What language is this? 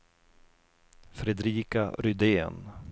Swedish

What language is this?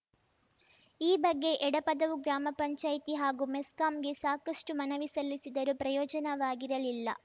Kannada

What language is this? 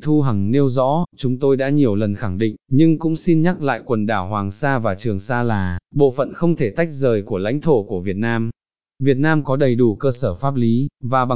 Vietnamese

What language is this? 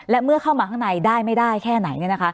Thai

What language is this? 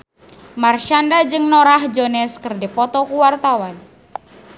Sundanese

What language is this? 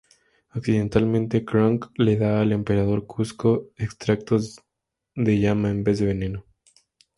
Spanish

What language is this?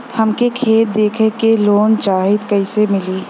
Bhojpuri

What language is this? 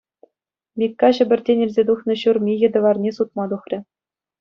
Chuvash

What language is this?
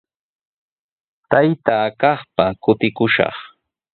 Sihuas Ancash Quechua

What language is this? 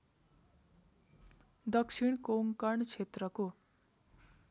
Nepali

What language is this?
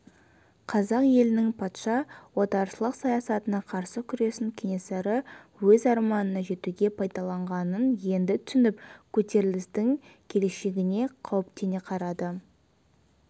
Kazakh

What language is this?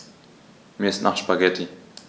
German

